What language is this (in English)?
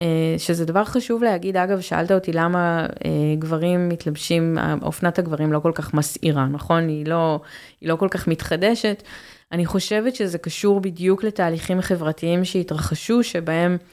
Hebrew